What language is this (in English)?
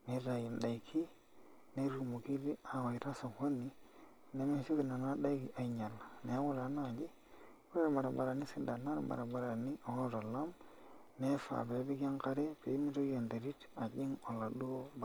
Masai